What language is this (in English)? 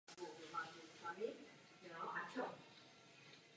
Czech